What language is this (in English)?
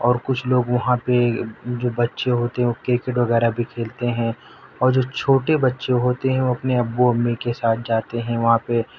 Urdu